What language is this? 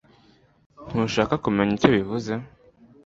Kinyarwanda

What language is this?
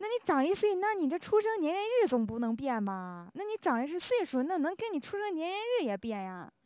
Chinese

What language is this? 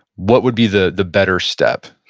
English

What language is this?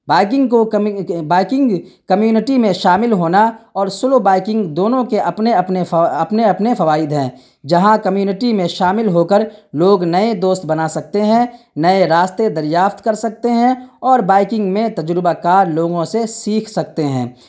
Urdu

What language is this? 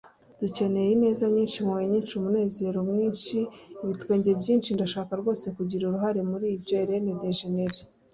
Kinyarwanda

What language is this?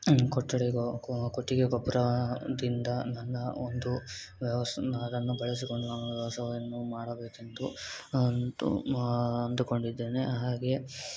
Kannada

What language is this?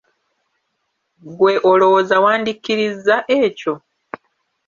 Ganda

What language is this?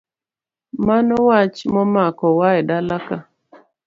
Luo (Kenya and Tanzania)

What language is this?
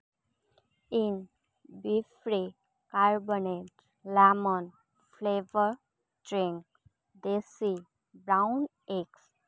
Santali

